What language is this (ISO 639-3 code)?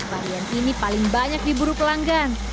ind